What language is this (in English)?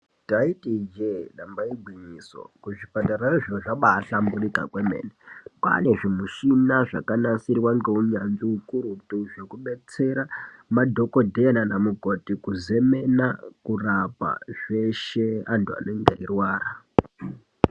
Ndau